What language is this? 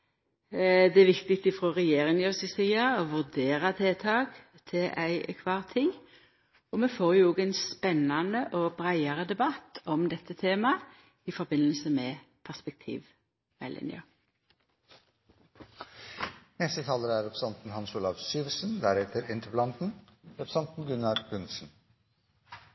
Norwegian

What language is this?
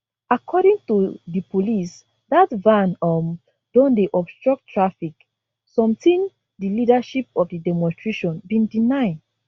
Nigerian Pidgin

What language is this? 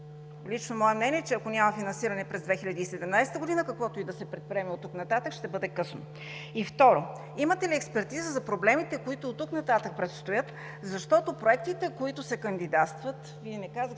Bulgarian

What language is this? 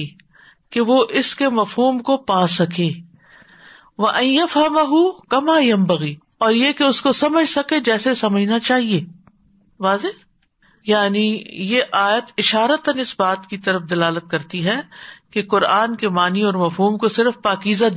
Urdu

